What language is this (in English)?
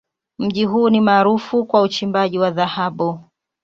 Swahili